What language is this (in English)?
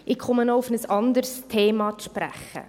Swiss German